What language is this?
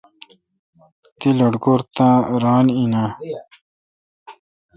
Kalkoti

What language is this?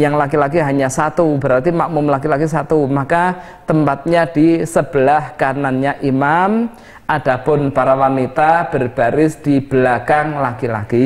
Indonesian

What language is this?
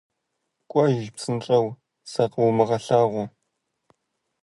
Kabardian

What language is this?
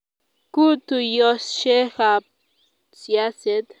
Kalenjin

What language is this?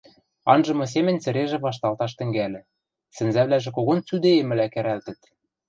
Western Mari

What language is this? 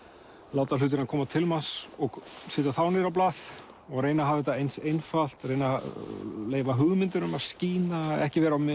Icelandic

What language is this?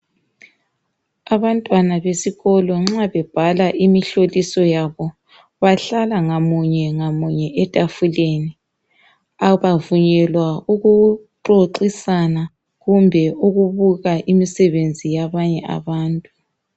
North Ndebele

